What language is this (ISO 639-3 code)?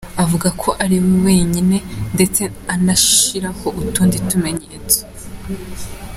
kin